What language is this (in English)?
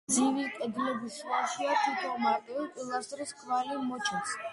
Georgian